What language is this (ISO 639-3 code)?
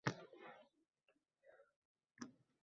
uzb